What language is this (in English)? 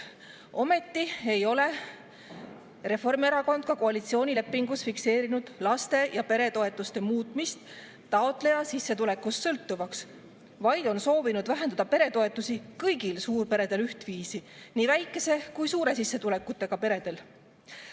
Estonian